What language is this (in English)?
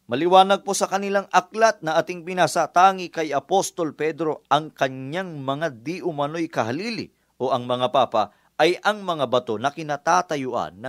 Filipino